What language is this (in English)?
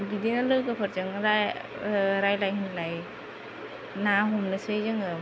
Bodo